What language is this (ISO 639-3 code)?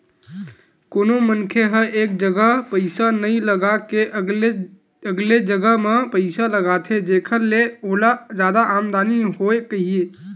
hne